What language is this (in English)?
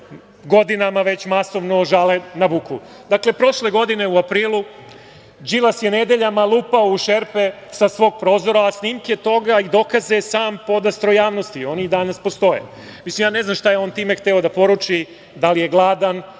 Serbian